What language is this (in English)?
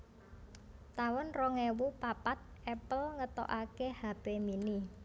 Javanese